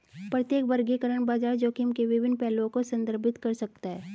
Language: Hindi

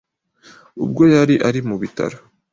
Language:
Kinyarwanda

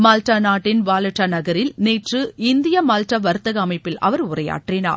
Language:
Tamil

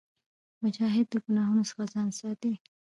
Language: Pashto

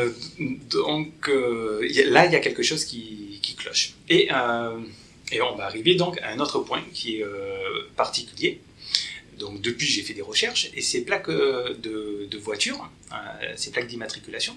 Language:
French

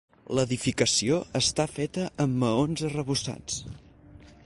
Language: Catalan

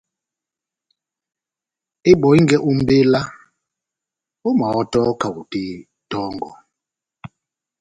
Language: Batanga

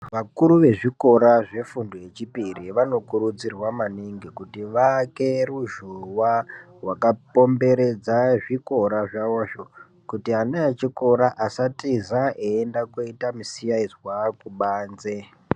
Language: Ndau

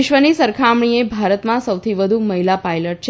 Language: Gujarati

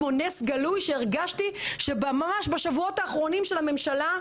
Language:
Hebrew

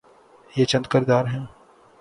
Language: Urdu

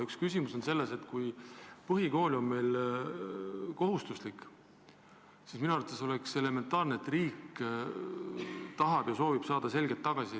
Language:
Estonian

